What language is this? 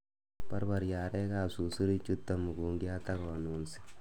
Kalenjin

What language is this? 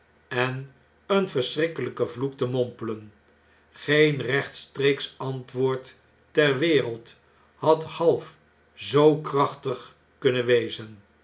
Dutch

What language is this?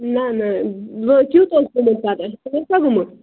Kashmiri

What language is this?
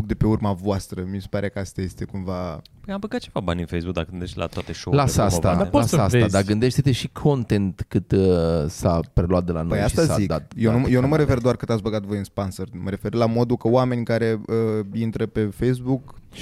Romanian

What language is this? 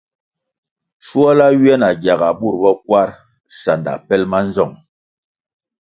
Kwasio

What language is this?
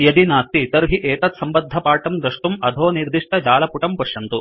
Sanskrit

